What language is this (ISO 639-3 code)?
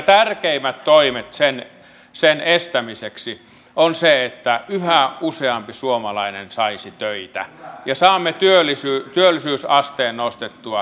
fin